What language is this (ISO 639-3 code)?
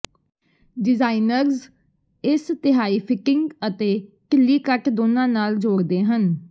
pan